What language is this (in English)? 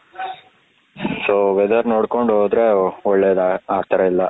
Kannada